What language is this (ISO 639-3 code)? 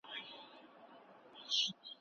pus